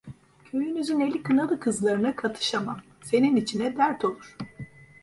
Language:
Turkish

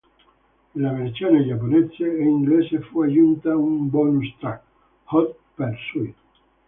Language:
Italian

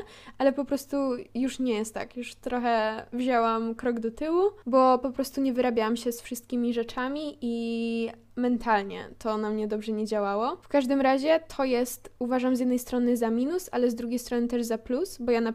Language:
Polish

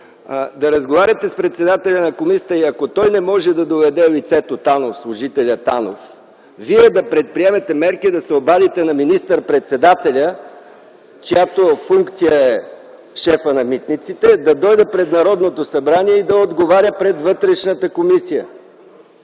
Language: Bulgarian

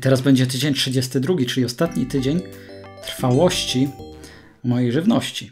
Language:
Polish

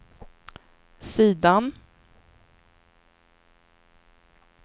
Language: Swedish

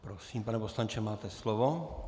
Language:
Czech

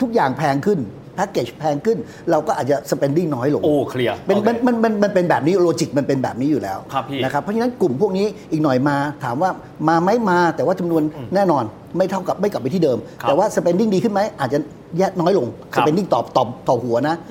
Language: Thai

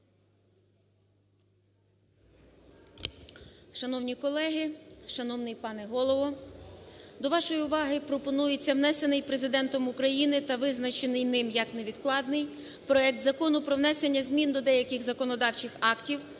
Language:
Ukrainian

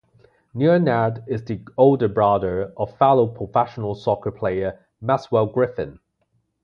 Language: English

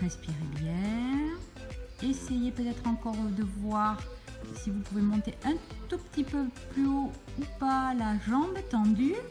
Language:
French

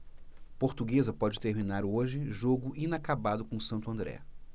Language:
Portuguese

